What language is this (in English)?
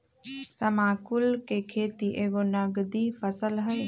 Magahi